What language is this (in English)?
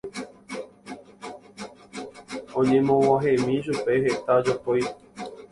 Guarani